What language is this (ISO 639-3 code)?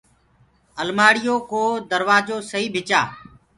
ggg